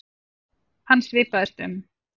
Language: Icelandic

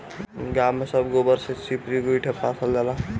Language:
Bhojpuri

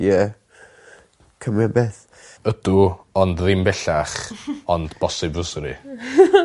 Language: Welsh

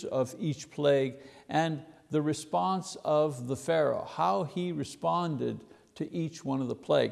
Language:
English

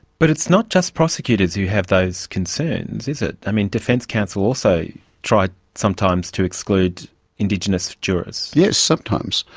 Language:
English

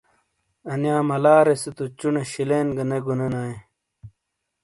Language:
Shina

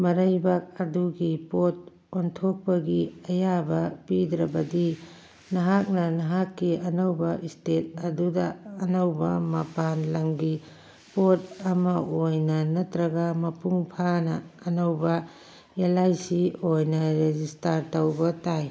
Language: Manipuri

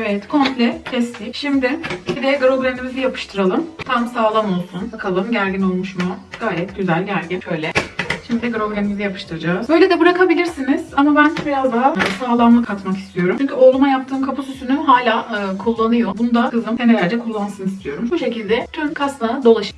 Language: Turkish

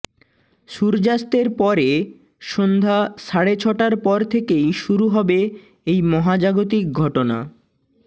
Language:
Bangla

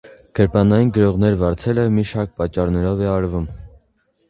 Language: Armenian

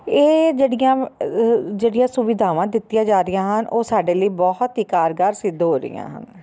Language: Punjabi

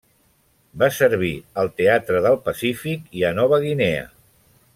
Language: Catalan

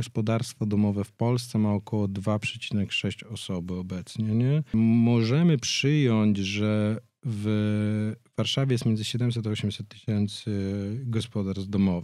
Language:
Polish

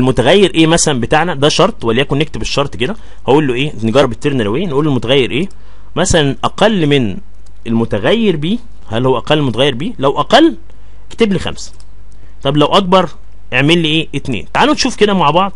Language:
Arabic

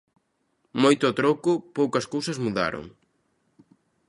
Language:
Galician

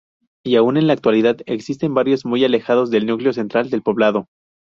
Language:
Spanish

